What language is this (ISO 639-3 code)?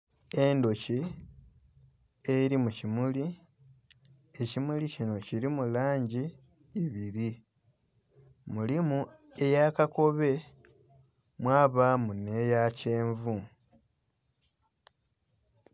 xog